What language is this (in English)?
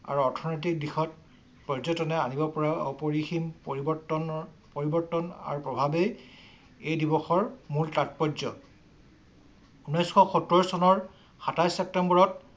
Assamese